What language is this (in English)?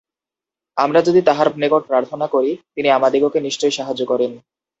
Bangla